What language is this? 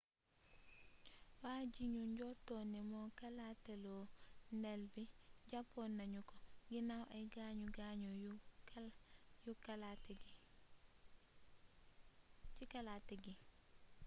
Wolof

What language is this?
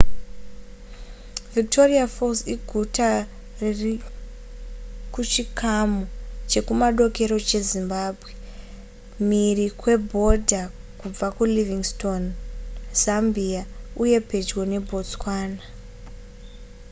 Shona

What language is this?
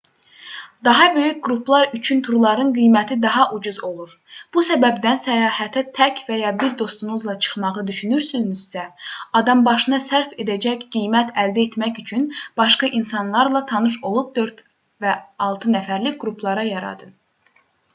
Azerbaijani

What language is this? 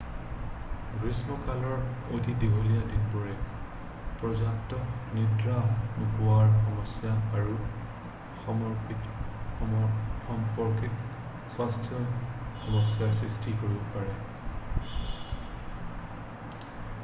Assamese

